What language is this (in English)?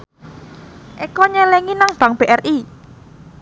Javanese